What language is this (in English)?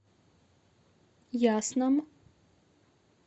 Russian